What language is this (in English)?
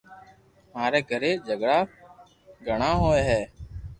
Loarki